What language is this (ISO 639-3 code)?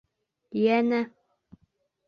bak